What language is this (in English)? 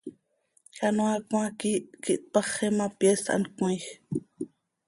Seri